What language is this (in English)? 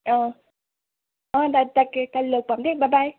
Assamese